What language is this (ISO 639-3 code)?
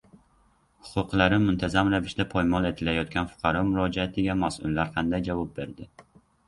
uzb